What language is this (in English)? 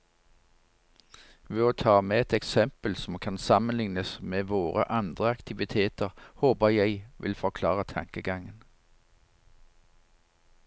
Norwegian